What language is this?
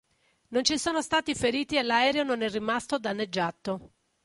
Italian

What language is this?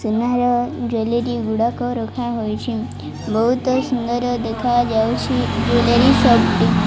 Odia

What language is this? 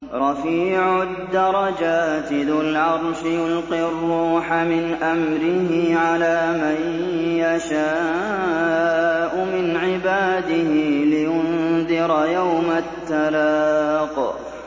Arabic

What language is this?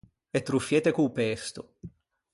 Ligurian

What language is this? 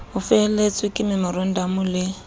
Southern Sotho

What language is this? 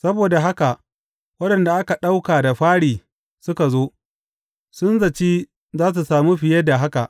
Hausa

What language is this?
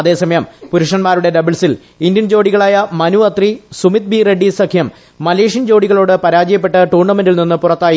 Malayalam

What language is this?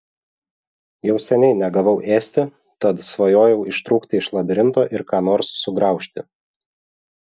Lithuanian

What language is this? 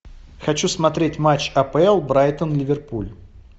Russian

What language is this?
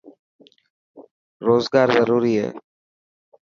Dhatki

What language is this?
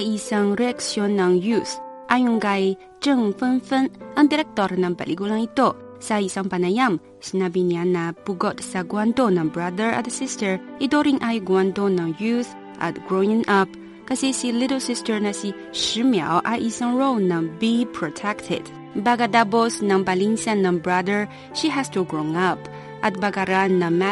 Filipino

